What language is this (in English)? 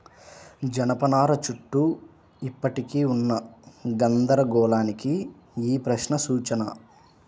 Telugu